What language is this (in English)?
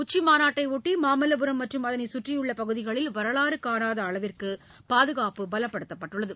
Tamil